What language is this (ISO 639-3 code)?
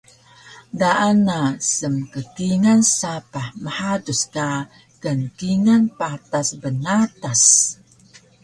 trv